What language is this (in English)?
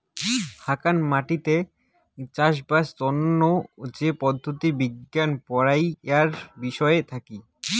Bangla